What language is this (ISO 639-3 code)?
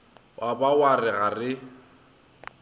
nso